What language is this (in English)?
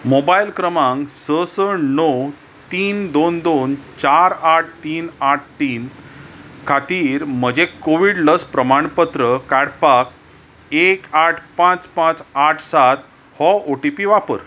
Konkani